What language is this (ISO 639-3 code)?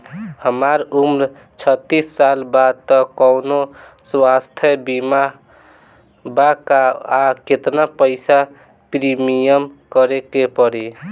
bho